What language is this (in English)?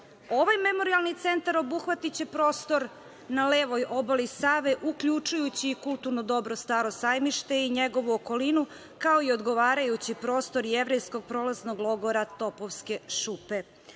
Serbian